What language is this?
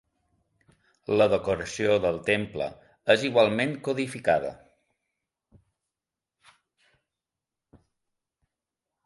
Catalan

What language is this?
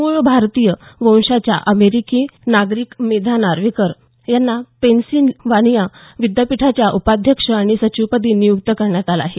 Marathi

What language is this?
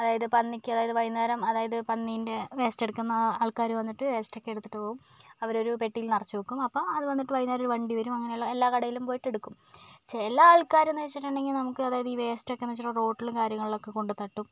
Malayalam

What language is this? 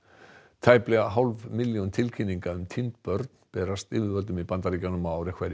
Icelandic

